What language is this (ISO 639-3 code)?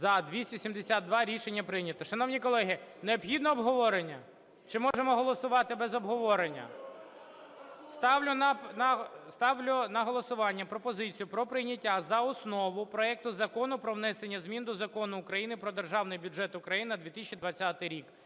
ukr